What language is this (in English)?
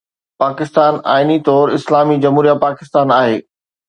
Sindhi